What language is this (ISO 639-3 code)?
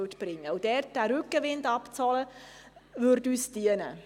gsw